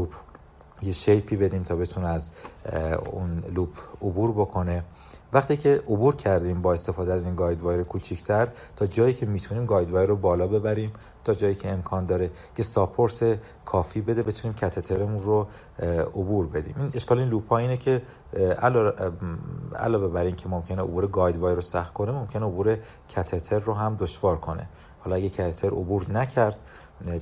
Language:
Persian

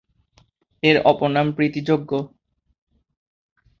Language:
Bangla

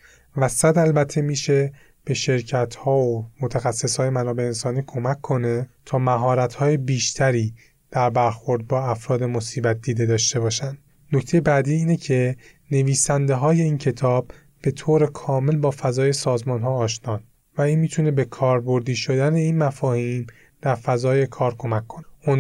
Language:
Persian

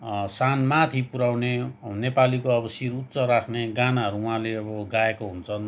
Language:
Nepali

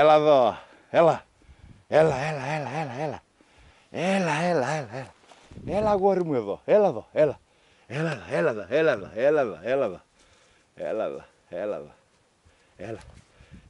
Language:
Greek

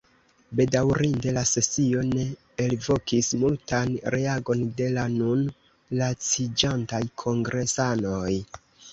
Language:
Esperanto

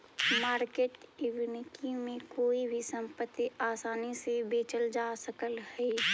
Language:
Magahi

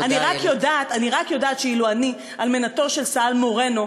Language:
Hebrew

